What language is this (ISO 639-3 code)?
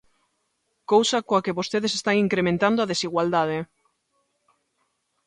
glg